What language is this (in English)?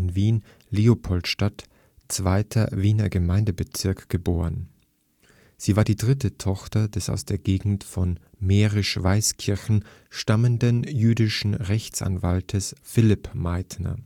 German